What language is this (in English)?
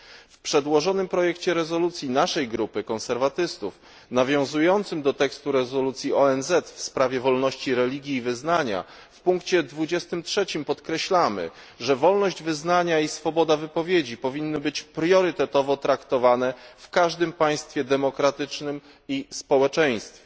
Polish